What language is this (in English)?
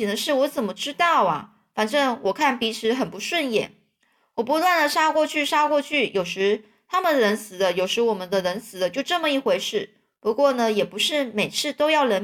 Chinese